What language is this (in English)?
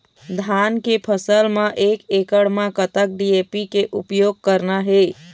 Chhattisgarhi